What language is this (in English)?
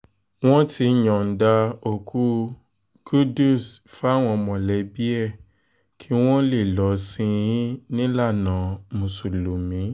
Yoruba